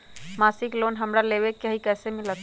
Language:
Magahi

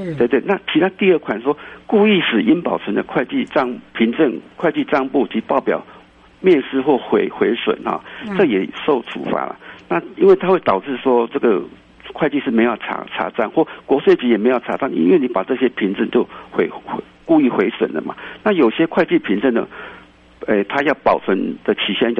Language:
Chinese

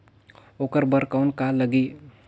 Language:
Chhattisgarhi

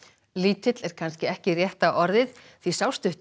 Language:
Icelandic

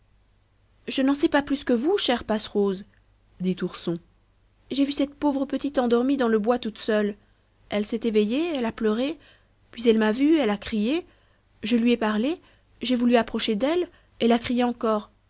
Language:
French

